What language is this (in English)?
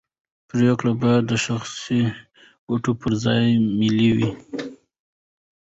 Pashto